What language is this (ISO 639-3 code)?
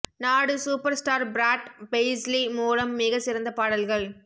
tam